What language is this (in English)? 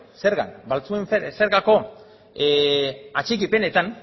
Basque